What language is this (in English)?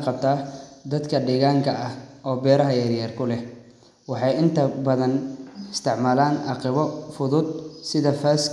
Somali